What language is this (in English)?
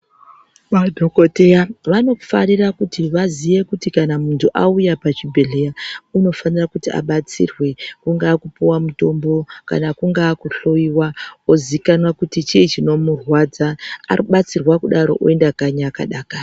Ndau